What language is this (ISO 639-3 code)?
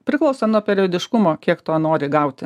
lit